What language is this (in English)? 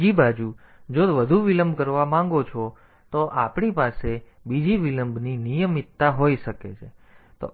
Gujarati